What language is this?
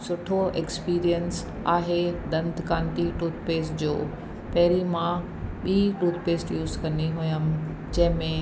Sindhi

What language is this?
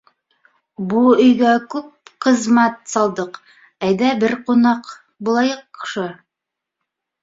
Bashkir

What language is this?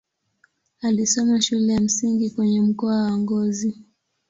Swahili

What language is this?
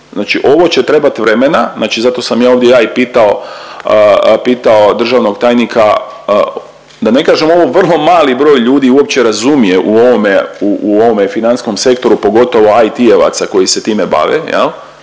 Croatian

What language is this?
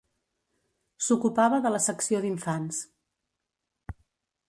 Catalan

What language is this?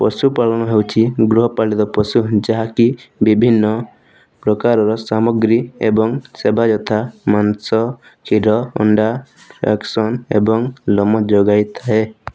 Odia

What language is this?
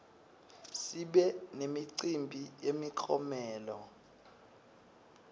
Swati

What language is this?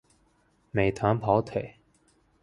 Chinese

